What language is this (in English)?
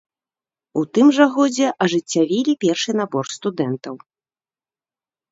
Belarusian